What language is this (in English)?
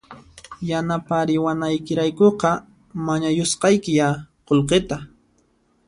Puno Quechua